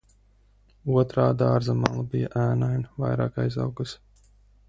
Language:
Latvian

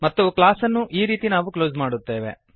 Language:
Kannada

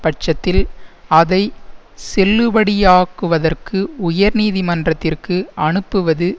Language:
Tamil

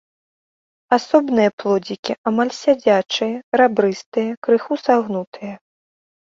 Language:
Belarusian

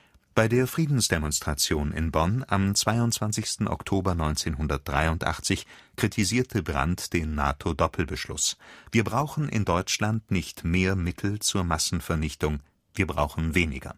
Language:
German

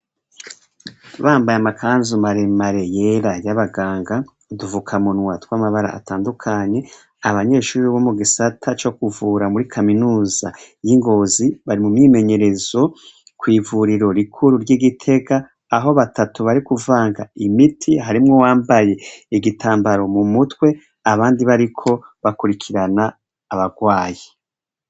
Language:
Rundi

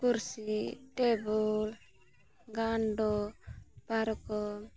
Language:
Santali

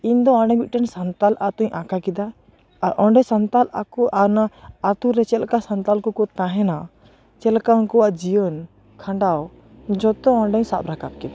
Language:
Santali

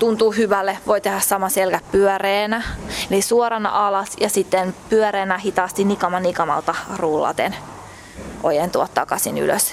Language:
Finnish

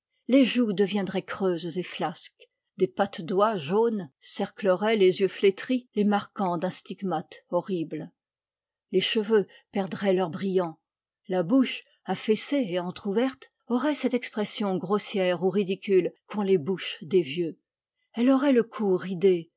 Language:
French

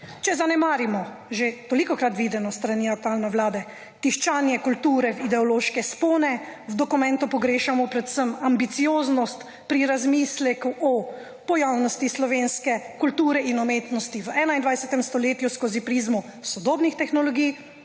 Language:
Slovenian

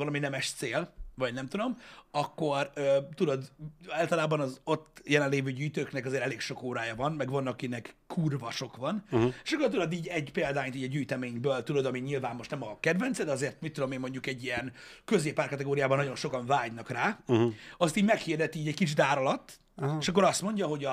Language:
Hungarian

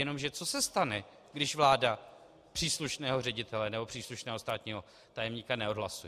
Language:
Czech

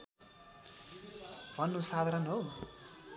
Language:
Nepali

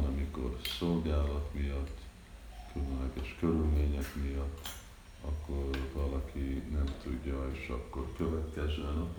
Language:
Hungarian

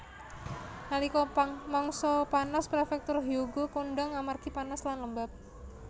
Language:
Javanese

